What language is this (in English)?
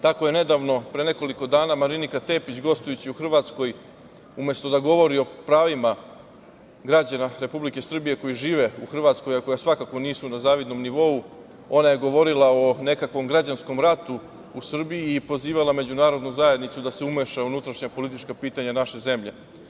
Serbian